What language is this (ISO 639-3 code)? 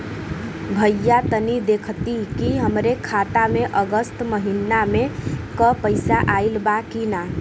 bho